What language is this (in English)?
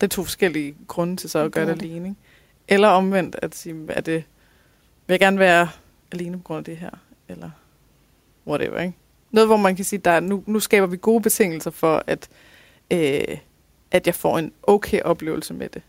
Danish